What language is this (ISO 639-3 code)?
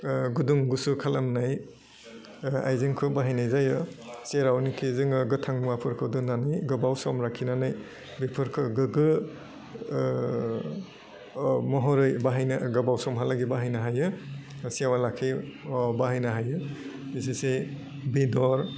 brx